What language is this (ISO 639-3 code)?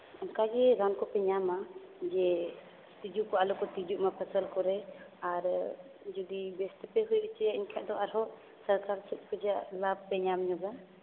sat